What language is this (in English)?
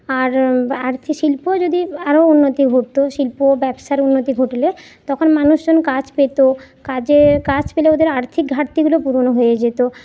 Bangla